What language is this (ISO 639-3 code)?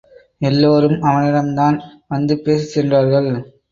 tam